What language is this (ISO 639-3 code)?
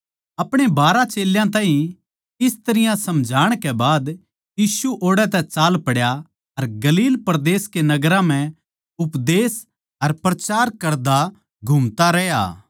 bgc